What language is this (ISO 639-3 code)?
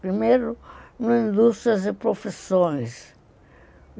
por